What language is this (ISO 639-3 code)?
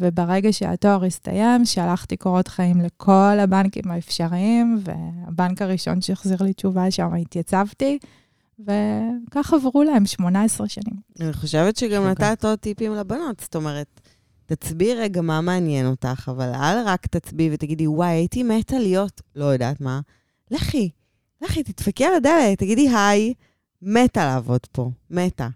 heb